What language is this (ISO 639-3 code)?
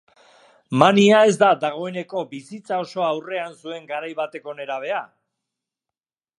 eus